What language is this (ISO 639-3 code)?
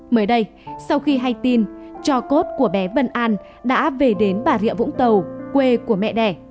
vie